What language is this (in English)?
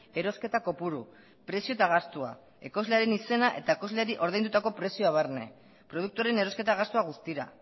Basque